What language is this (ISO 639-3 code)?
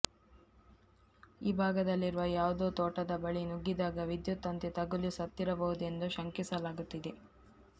kan